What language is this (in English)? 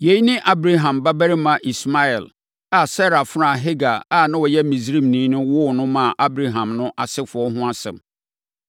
Akan